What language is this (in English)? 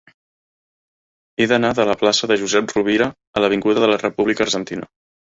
Catalan